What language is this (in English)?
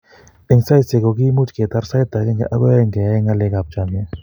Kalenjin